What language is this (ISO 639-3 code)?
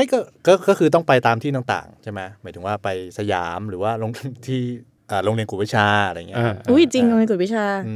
tha